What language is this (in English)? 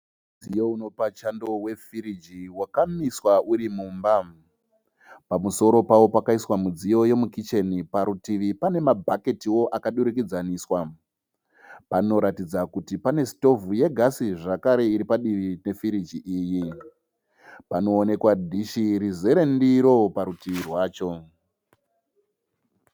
Shona